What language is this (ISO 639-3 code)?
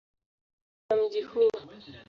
swa